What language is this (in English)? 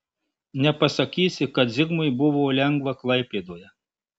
Lithuanian